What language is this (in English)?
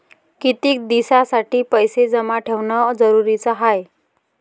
Marathi